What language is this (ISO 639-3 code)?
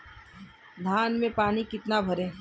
hin